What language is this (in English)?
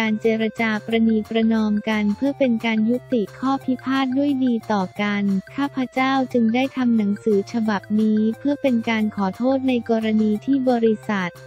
Thai